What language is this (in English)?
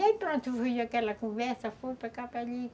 Portuguese